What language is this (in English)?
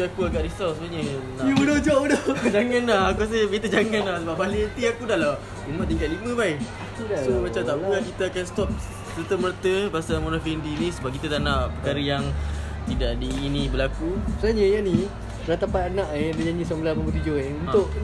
Malay